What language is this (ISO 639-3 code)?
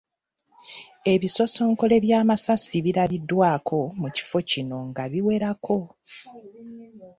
lug